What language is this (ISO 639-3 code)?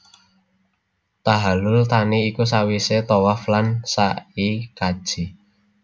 jav